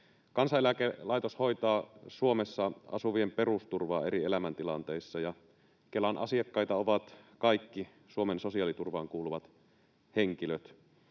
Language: Finnish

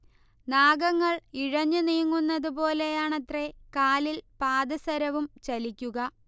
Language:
Malayalam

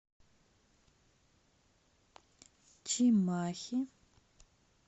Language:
Russian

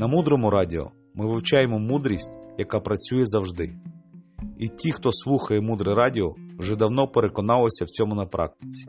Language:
Ukrainian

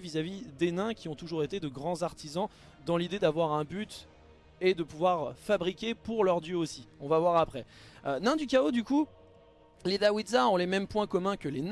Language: French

